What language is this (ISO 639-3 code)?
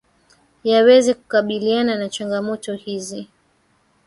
swa